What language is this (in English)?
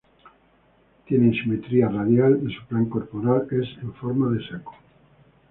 Spanish